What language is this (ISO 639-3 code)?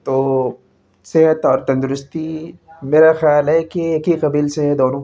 urd